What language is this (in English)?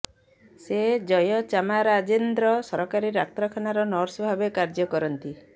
Odia